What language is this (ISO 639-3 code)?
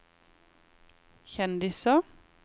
nor